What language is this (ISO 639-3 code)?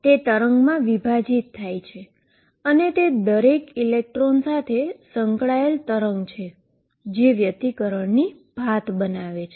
guj